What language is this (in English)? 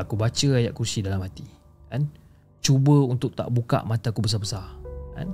Malay